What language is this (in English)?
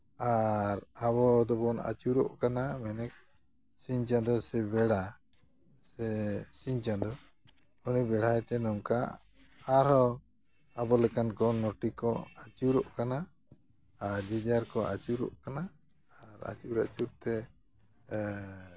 Santali